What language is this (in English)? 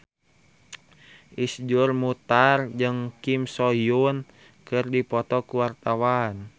Sundanese